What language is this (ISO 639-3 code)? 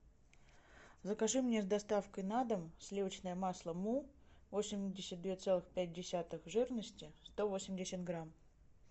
rus